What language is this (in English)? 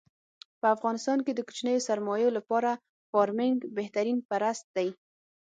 Pashto